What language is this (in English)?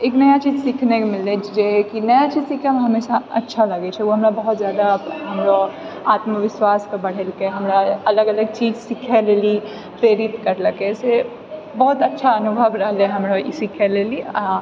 Maithili